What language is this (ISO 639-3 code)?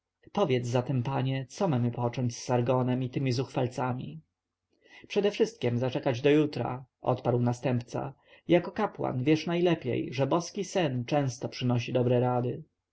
pol